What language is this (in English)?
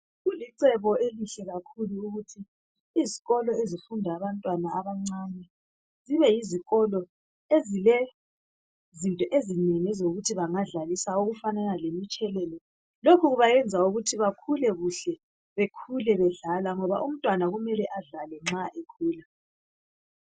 North Ndebele